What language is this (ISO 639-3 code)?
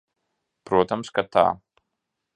lav